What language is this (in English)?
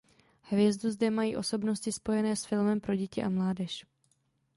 Czech